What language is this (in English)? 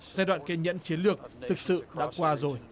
Vietnamese